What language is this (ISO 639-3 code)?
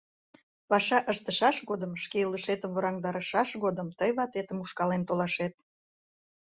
chm